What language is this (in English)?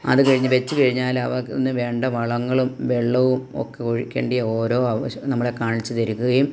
Malayalam